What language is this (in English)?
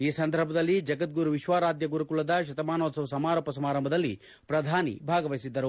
Kannada